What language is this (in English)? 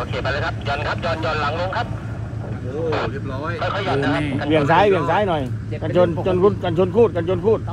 Thai